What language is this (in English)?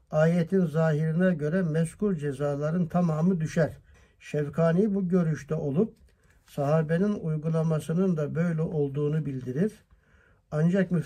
Turkish